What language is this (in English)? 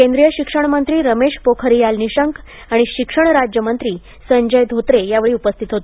Marathi